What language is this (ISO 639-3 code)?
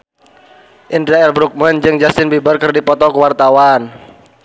sun